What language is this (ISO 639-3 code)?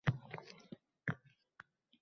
uzb